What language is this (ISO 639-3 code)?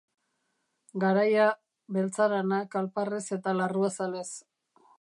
eus